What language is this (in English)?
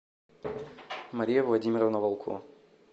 Russian